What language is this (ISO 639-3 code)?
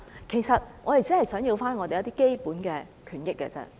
yue